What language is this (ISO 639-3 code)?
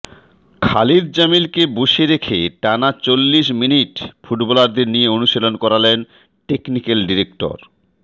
ben